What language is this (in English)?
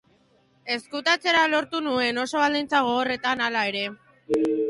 Basque